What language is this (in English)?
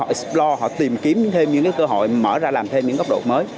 Vietnamese